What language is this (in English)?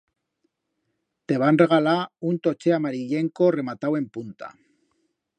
Aragonese